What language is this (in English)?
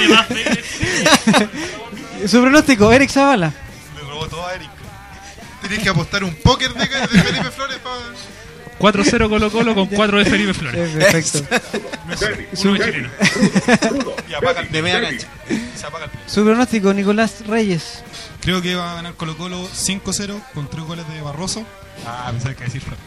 Spanish